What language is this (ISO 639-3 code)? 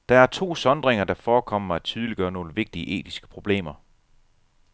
dan